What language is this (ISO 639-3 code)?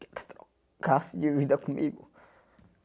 por